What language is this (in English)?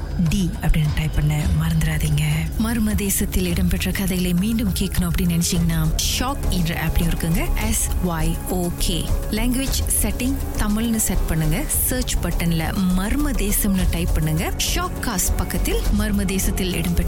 Tamil